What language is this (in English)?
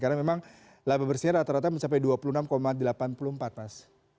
Indonesian